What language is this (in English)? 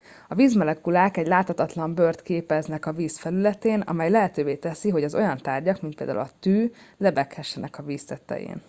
Hungarian